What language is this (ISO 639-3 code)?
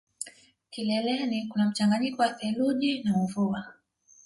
swa